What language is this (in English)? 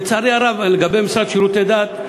Hebrew